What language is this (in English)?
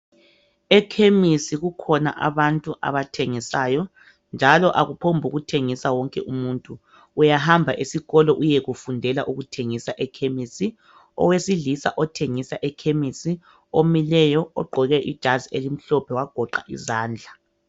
North Ndebele